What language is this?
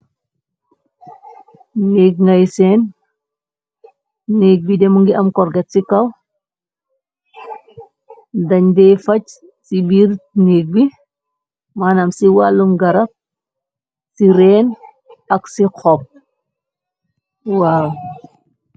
Wolof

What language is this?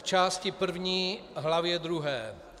Czech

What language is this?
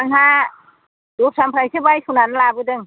Bodo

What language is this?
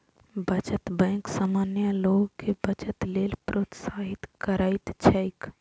Maithili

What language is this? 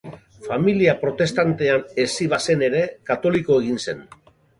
Basque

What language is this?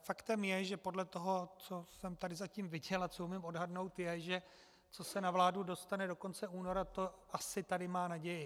Czech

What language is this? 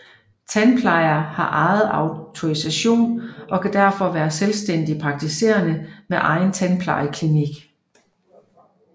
Danish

